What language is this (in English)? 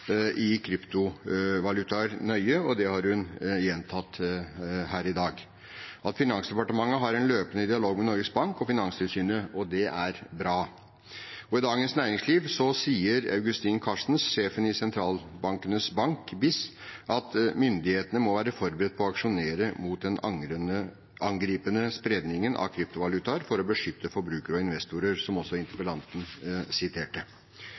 Norwegian Bokmål